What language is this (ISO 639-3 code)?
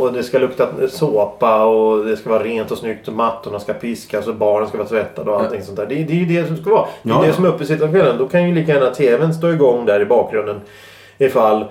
swe